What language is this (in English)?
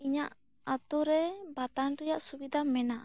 Santali